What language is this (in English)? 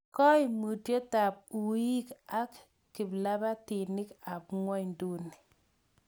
Kalenjin